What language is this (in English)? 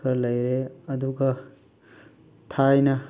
Manipuri